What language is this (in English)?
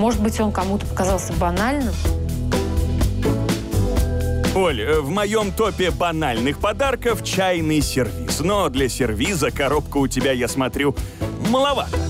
Russian